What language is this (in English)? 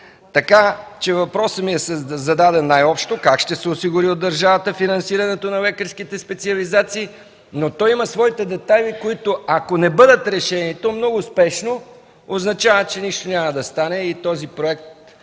Bulgarian